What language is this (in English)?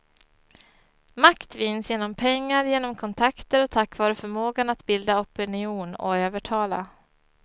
Swedish